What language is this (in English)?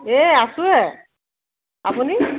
Assamese